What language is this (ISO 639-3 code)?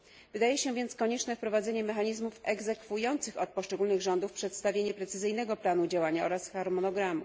pol